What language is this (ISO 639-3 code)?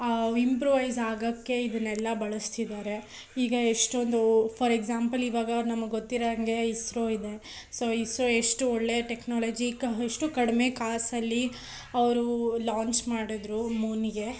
kan